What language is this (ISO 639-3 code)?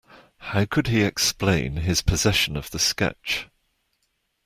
eng